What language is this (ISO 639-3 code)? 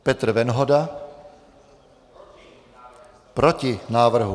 ces